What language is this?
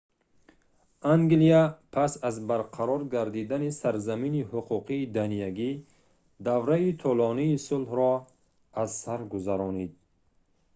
Tajik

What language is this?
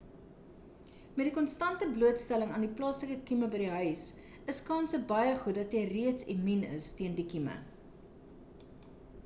Afrikaans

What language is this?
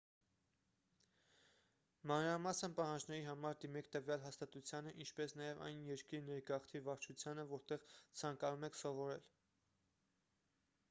Armenian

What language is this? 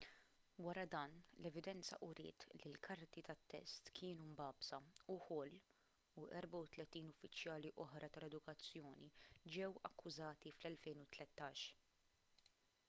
Maltese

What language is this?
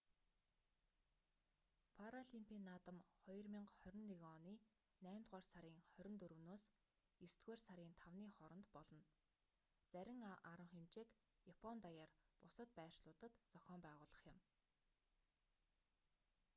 Mongolian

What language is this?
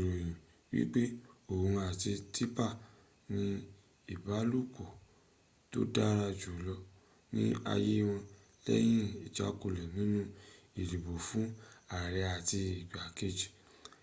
Yoruba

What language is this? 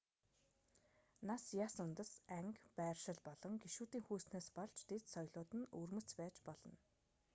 Mongolian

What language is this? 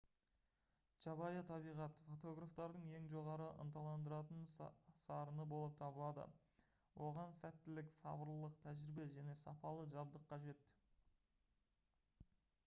Kazakh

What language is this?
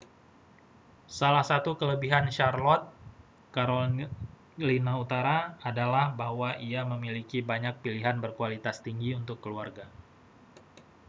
Indonesian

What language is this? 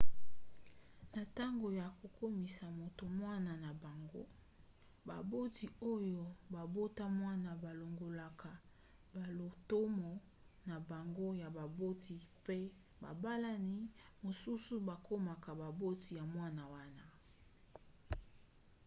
Lingala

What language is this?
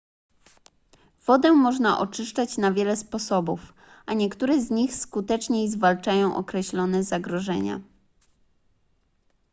Polish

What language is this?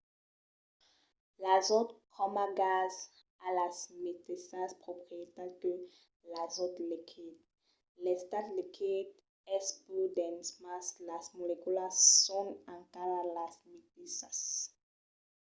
Occitan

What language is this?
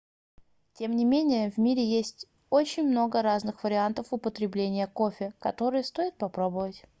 Russian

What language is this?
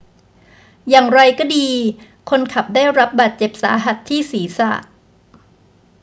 Thai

